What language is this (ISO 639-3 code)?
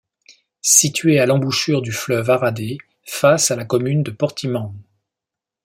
fra